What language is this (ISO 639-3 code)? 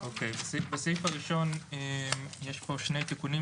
heb